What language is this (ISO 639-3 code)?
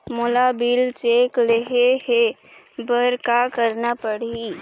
hne